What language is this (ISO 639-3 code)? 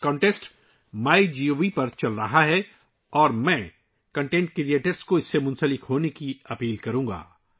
urd